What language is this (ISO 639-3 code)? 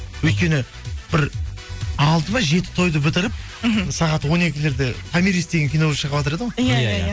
kaz